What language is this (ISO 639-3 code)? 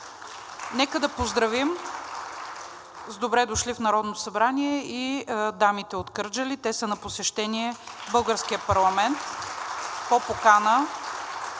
bul